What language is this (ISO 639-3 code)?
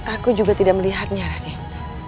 ind